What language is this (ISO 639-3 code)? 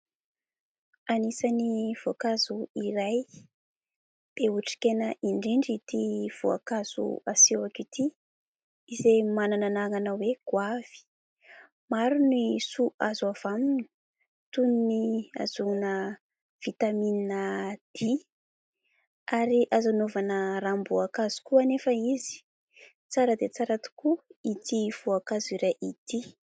mlg